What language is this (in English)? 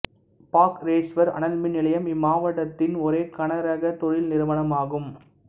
Tamil